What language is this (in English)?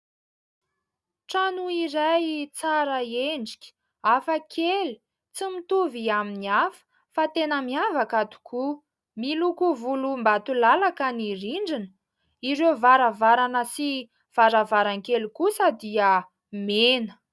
Malagasy